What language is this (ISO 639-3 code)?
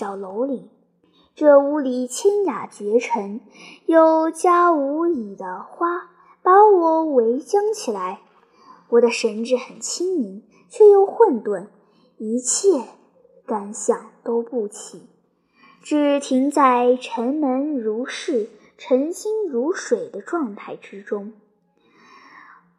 zho